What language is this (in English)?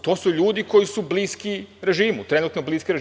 Serbian